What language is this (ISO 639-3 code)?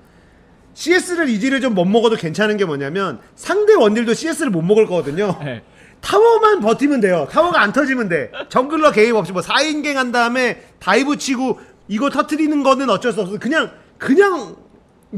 kor